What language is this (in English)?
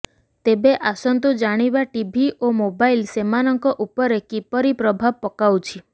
Odia